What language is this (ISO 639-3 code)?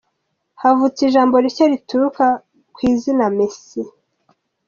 kin